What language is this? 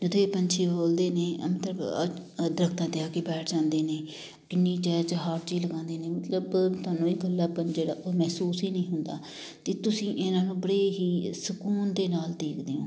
Punjabi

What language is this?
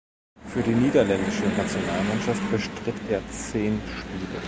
German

